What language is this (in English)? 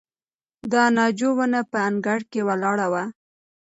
Pashto